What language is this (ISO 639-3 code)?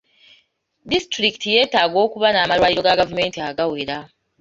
lug